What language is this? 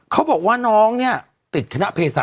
Thai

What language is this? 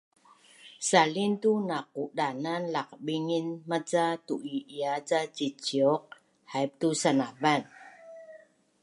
Bunun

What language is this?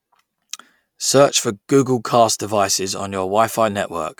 English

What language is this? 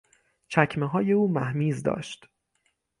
Persian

